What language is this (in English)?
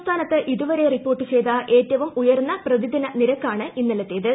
Malayalam